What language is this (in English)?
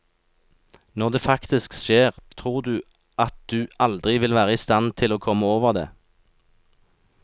Norwegian